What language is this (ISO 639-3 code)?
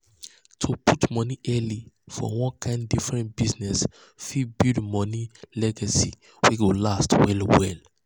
pcm